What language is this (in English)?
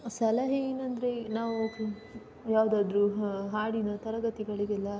Kannada